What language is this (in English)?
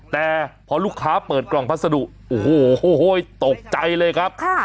Thai